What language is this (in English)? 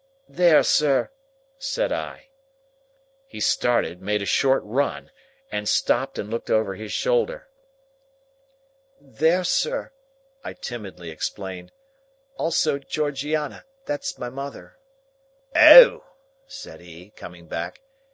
English